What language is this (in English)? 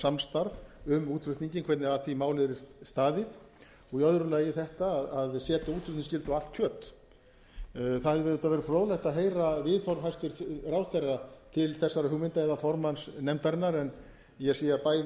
Icelandic